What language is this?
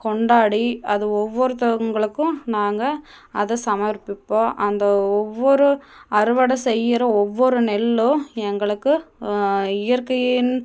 Tamil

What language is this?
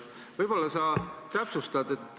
Estonian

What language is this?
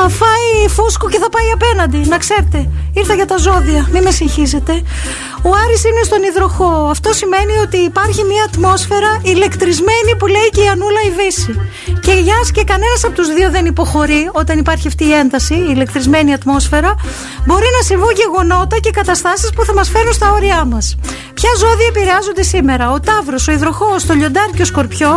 Greek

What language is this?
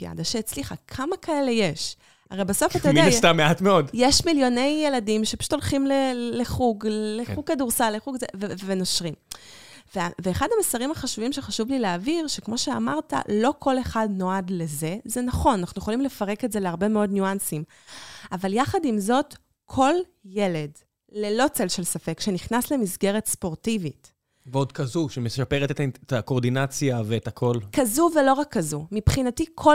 Hebrew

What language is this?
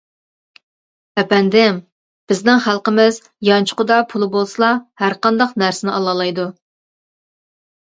Uyghur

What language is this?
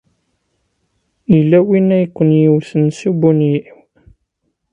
Kabyle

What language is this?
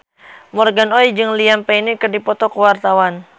Sundanese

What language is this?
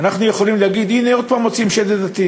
Hebrew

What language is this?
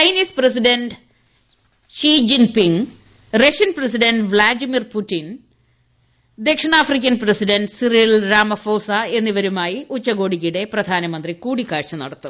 Malayalam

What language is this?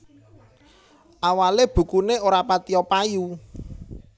Javanese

